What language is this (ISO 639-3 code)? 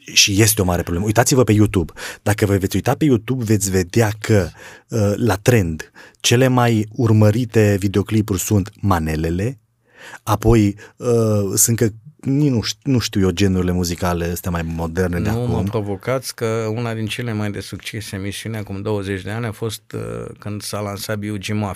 ron